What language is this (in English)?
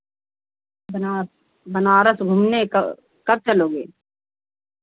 Hindi